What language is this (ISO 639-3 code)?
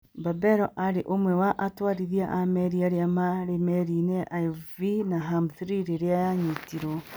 kik